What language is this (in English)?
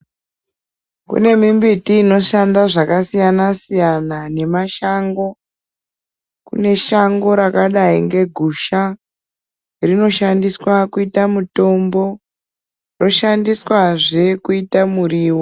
Ndau